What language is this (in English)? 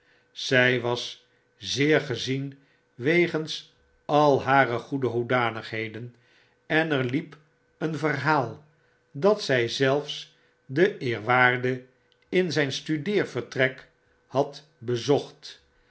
Dutch